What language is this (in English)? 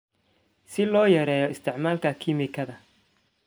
Somali